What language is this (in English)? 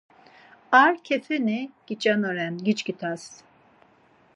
Laz